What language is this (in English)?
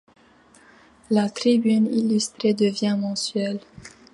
French